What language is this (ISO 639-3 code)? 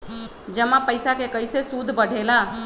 mag